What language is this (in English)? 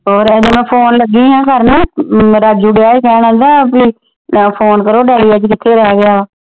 Punjabi